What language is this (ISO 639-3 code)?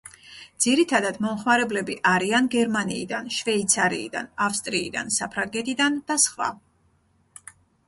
kat